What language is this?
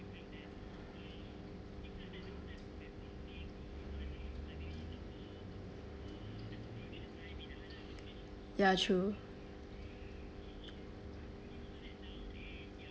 English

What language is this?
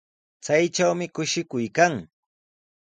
Sihuas Ancash Quechua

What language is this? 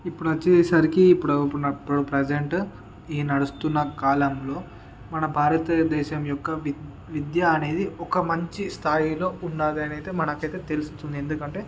Telugu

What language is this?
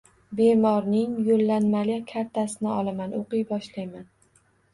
Uzbek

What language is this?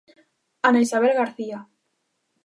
Galician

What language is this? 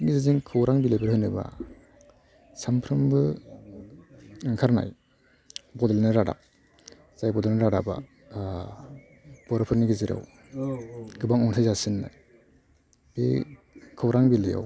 Bodo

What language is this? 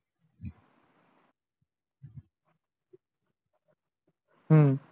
Marathi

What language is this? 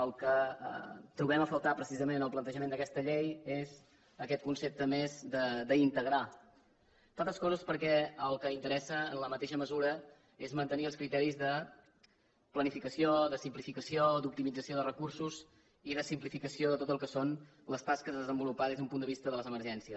Catalan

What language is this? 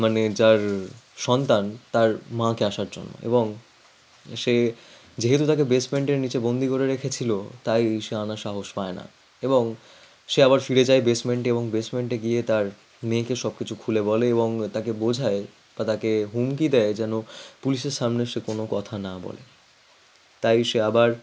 Bangla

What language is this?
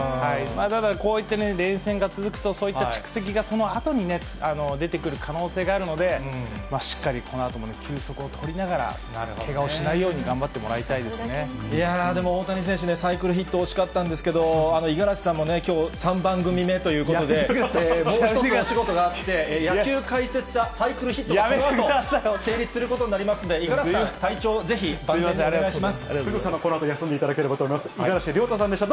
Japanese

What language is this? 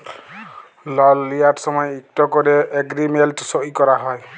Bangla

